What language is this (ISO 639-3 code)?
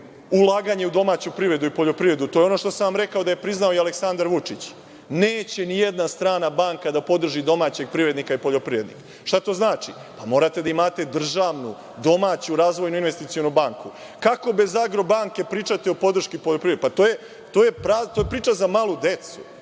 srp